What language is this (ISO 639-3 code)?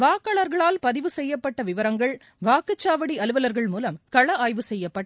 tam